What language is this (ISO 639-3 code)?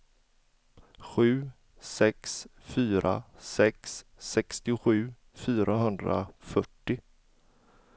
swe